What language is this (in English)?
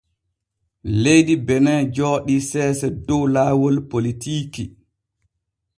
Borgu Fulfulde